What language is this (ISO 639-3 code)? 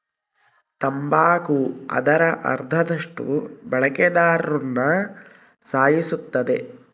kan